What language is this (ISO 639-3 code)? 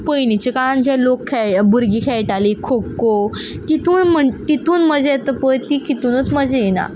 kok